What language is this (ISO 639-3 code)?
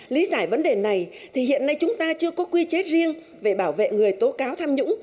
vie